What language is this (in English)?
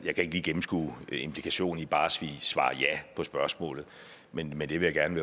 Danish